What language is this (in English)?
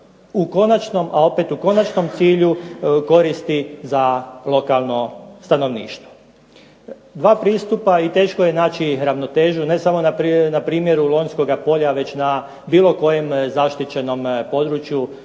Croatian